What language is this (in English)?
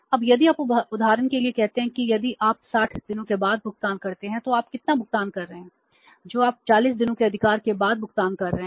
Hindi